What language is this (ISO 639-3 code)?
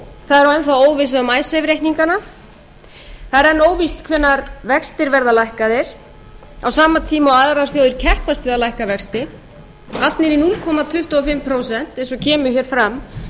isl